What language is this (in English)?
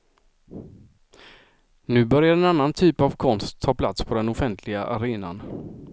Swedish